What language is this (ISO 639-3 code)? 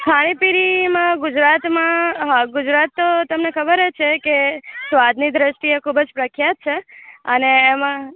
guj